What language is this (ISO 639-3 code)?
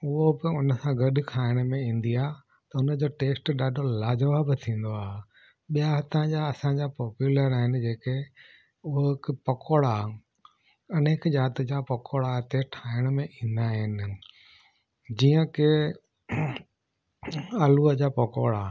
snd